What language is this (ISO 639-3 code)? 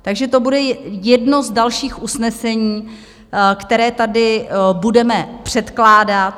ces